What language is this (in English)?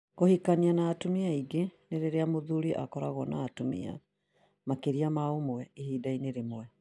Kikuyu